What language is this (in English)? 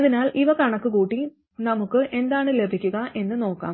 Malayalam